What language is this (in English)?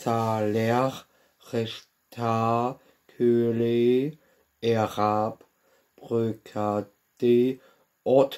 German